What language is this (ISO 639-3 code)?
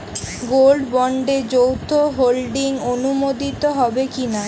ben